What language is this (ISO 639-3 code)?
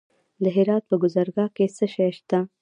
pus